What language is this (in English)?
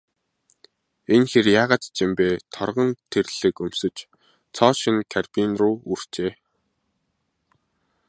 Mongolian